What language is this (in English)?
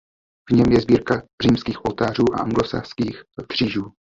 Czech